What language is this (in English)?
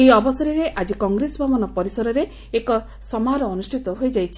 Odia